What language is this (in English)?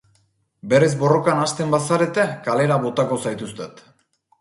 Basque